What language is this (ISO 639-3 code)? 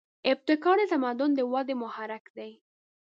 pus